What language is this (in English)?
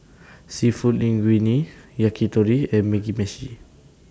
English